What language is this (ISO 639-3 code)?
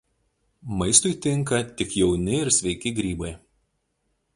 lit